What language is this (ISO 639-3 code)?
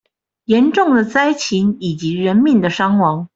zho